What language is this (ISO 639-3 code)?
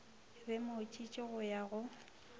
nso